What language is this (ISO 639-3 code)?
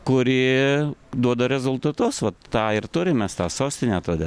lit